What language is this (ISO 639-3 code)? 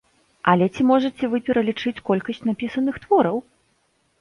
bel